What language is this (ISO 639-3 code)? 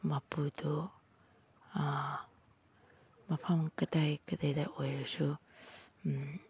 mni